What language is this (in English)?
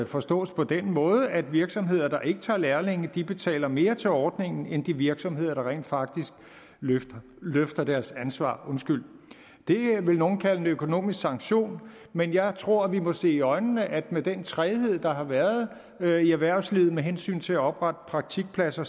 Danish